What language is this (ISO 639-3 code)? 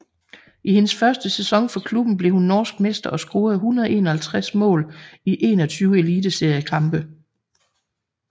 dan